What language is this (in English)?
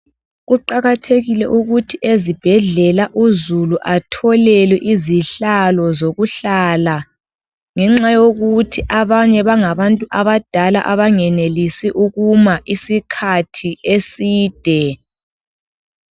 North Ndebele